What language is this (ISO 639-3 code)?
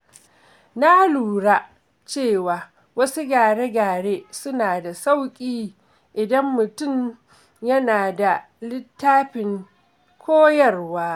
hau